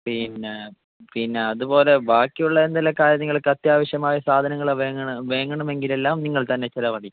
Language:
Malayalam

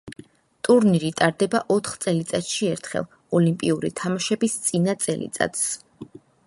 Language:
Georgian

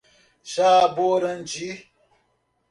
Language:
Portuguese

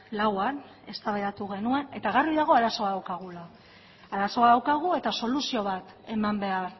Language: Basque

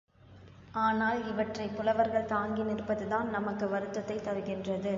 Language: Tamil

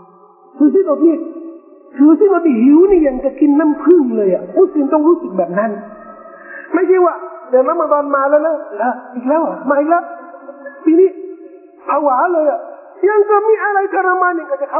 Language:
Thai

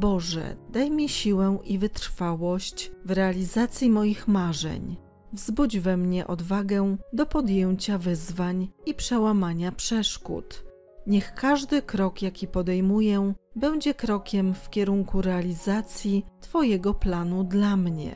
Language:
Polish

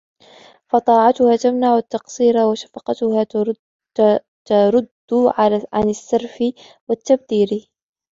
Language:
Arabic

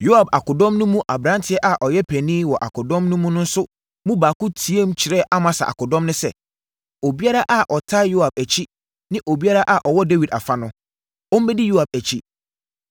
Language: Akan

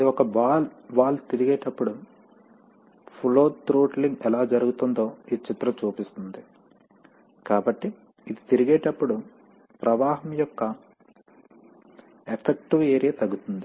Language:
Telugu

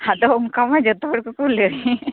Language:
Santali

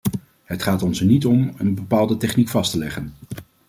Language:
Dutch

